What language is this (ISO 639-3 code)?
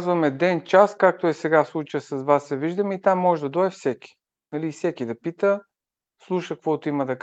bul